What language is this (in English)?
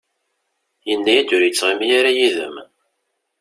Kabyle